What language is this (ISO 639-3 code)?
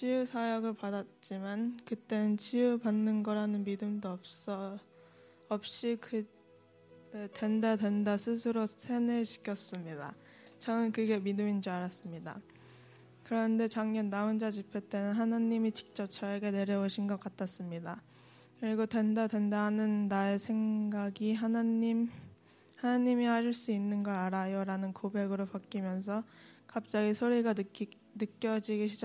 kor